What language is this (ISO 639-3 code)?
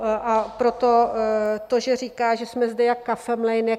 ces